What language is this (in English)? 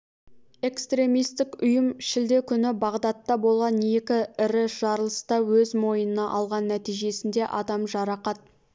Kazakh